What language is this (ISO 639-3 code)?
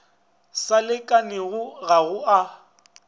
nso